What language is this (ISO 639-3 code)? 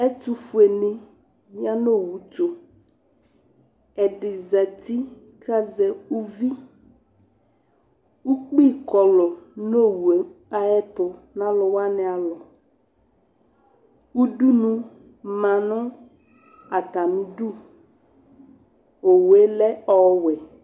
kpo